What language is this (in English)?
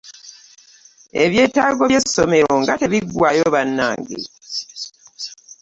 Ganda